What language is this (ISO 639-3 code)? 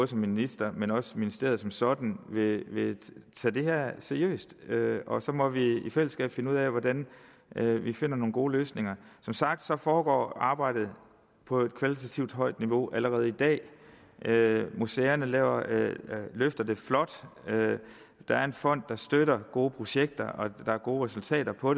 dan